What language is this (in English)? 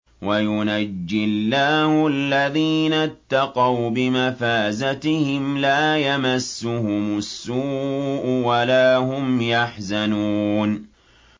Arabic